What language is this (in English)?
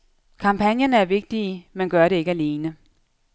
Danish